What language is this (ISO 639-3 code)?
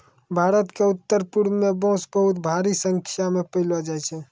mai